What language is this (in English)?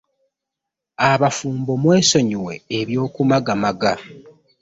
Ganda